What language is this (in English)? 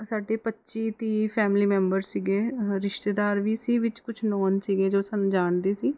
Punjabi